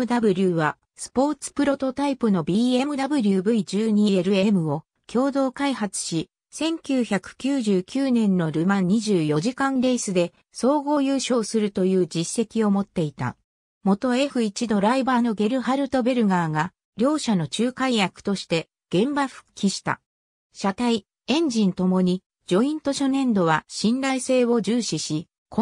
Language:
Japanese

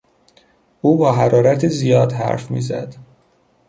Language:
Persian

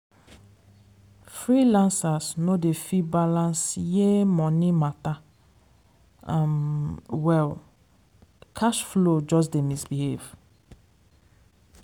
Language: Nigerian Pidgin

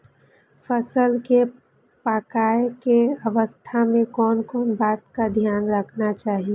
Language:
Maithili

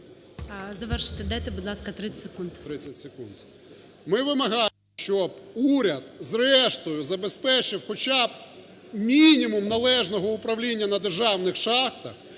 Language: Ukrainian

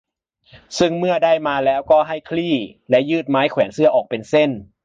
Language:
Thai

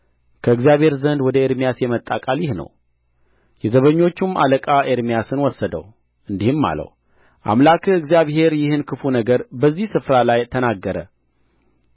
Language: Amharic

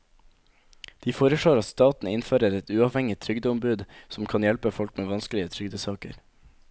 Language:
Norwegian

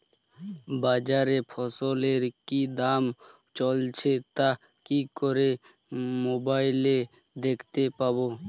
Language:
Bangla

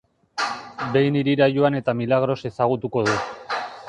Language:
Basque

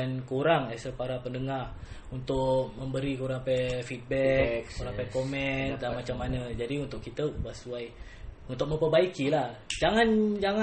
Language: Malay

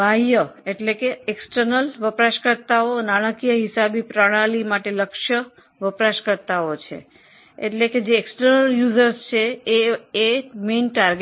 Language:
Gujarati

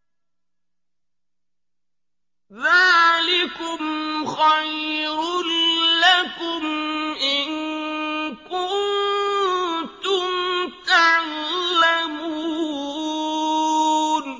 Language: Arabic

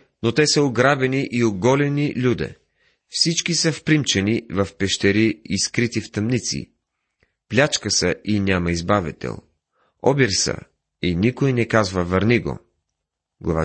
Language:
Bulgarian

